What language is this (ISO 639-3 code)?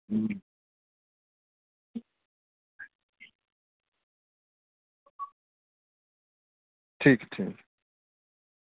doi